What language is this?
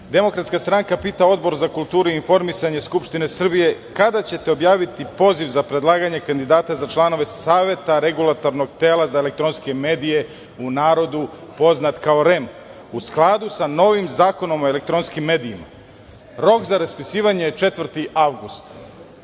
Serbian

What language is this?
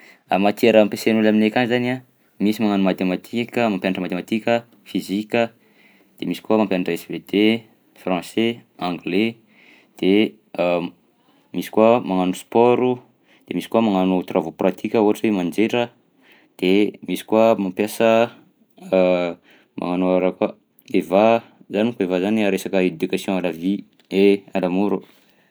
Southern Betsimisaraka Malagasy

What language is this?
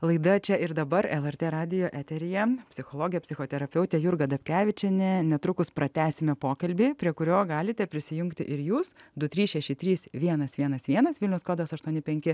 Lithuanian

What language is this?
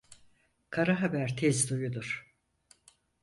Turkish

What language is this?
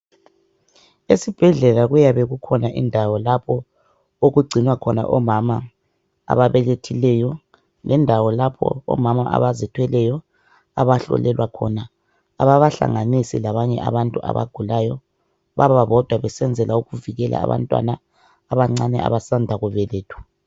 North Ndebele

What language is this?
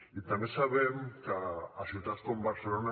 Catalan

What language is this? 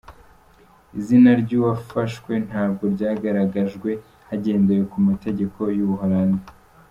Kinyarwanda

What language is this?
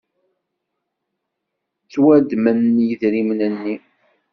Kabyle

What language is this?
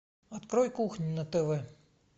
Russian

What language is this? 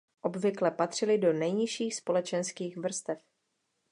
Czech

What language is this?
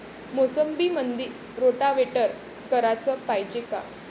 Marathi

